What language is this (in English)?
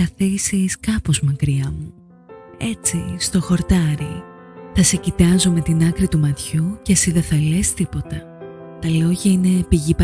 Greek